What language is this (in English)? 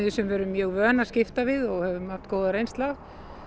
Icelandic